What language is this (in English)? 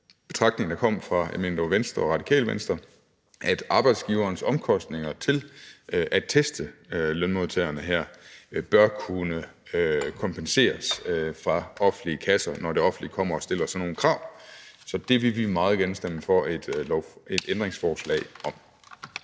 Danish